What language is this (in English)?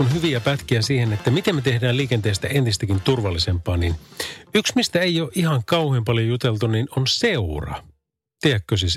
Finnish